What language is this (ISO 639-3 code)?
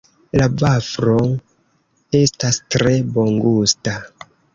epo